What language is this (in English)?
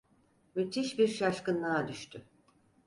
Turkish